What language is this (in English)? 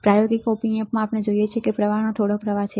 Gujarati